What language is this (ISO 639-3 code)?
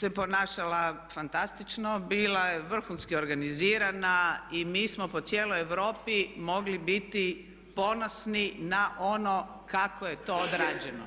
hrv